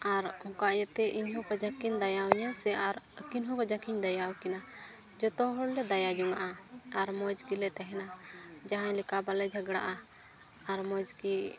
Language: Santali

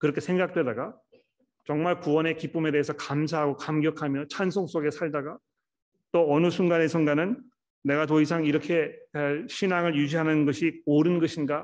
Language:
Korean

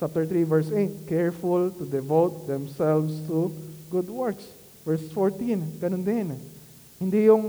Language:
Filipino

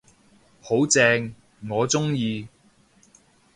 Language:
Cantonese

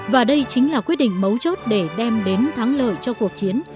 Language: Vietnamese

